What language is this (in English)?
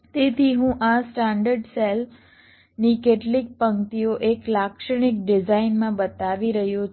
Gujarati